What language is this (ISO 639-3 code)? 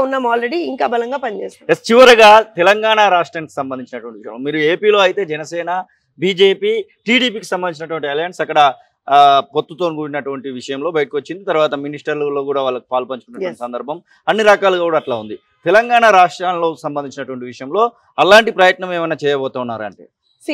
tel